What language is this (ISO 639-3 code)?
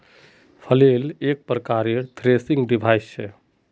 mag